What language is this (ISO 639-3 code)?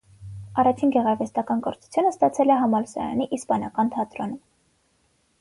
hye